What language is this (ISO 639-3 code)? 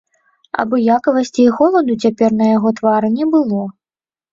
bel